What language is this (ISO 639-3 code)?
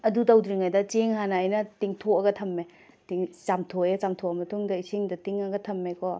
mni